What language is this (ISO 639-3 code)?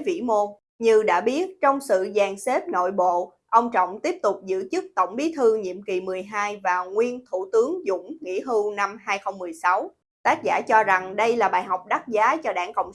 vie